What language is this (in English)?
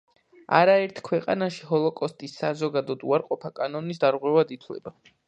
Georgian